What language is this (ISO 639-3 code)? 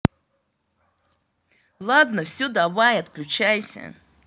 rus